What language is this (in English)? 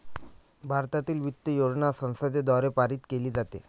Marathi